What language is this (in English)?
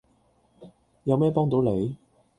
Cantonese